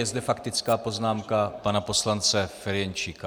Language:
Czech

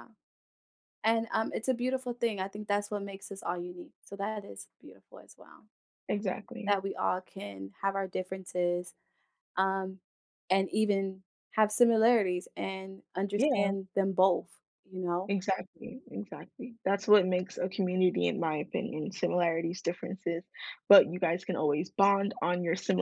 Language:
English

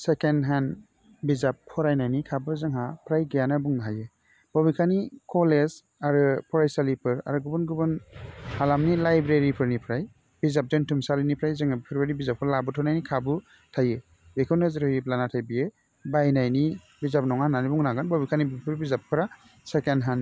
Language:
Bodo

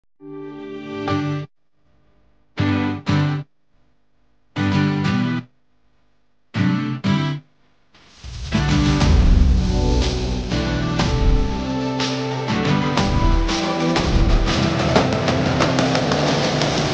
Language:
Arabic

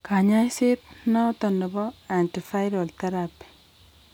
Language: Kalenjin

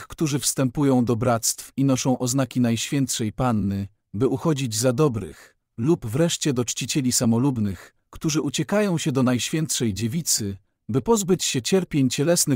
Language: Polish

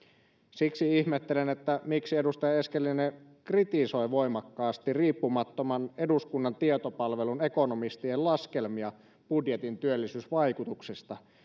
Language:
Finnish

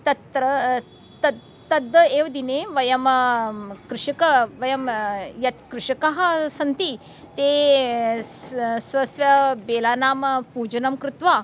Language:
Sanskrit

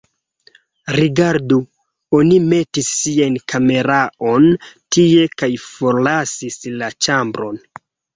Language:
Esperanto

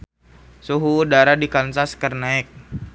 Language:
Sundanese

